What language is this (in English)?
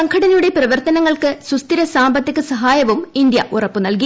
Malayalam